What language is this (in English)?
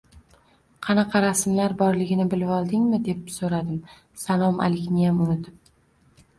Uzbek